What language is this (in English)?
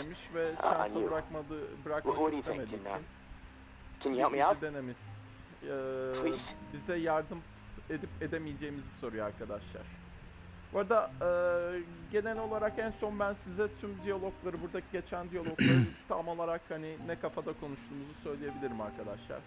Turkish